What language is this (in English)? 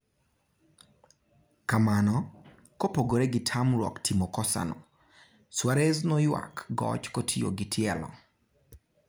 Luo (Kenya and Tanzania)